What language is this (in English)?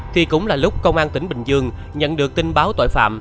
Vietnamese